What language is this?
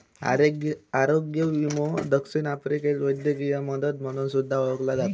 Marathi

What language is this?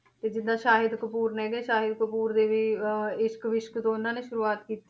Punjabi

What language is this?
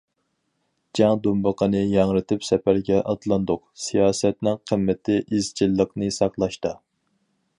Uyghur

